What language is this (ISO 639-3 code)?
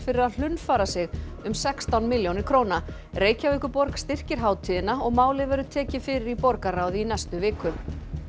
isl